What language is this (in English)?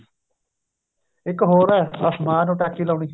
Punjabi